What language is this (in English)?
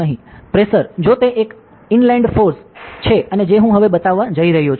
Gujarati